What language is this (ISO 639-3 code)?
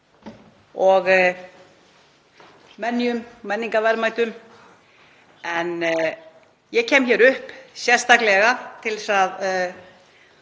isl